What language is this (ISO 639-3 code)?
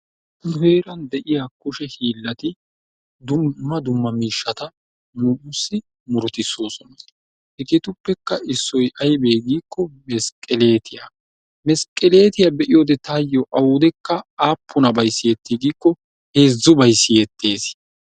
wal